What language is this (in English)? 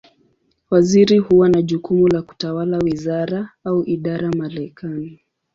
Swahili